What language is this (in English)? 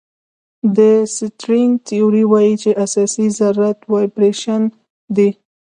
Pashto